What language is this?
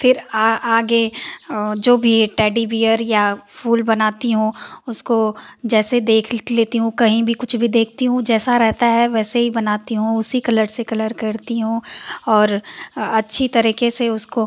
Hindi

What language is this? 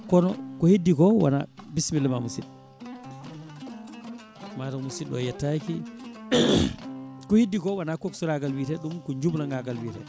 Fula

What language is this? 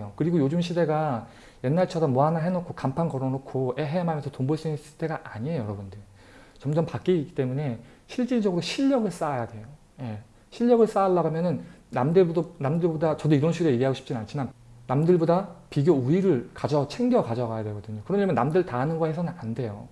Korean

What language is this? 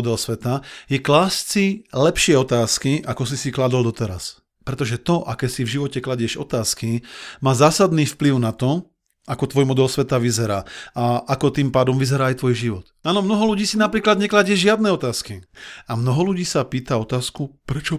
Slovak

